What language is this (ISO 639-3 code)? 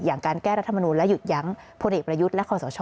tha